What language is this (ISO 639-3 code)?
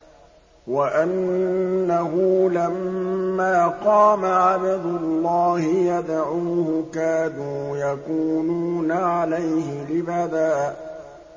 ara